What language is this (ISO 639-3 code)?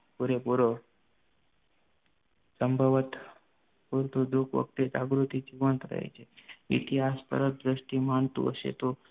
guj